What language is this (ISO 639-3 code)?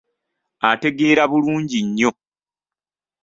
lug